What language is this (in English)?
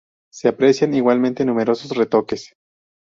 Spanish